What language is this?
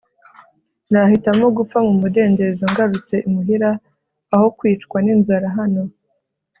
Kinyarwanda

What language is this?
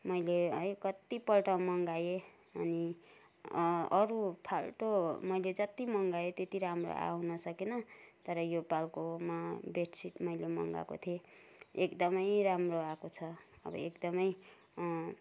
Nepali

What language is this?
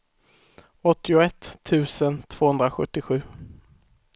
Swedish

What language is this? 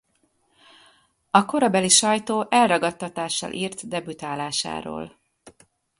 Hungarian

